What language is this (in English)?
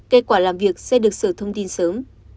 Vietnamese